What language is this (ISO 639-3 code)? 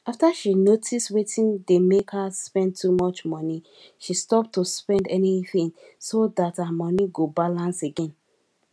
pcm